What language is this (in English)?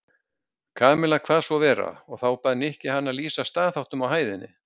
Icelandic